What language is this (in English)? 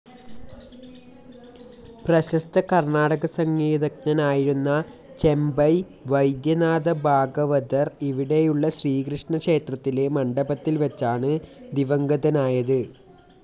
Malayalam